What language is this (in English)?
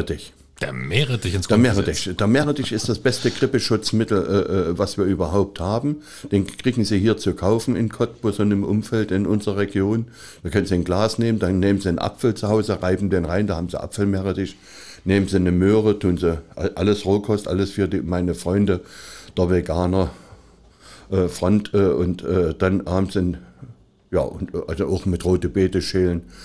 German